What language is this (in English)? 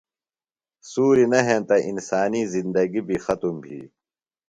Phalura